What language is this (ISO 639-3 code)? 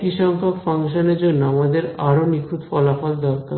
ben